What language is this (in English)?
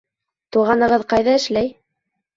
Bashkir